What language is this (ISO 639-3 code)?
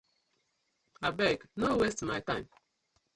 pcm